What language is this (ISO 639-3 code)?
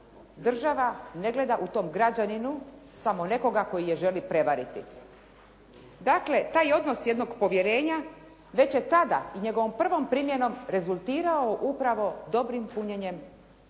hrv